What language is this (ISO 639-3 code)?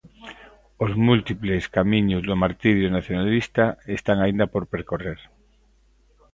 glg